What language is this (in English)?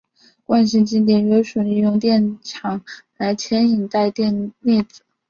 Chinese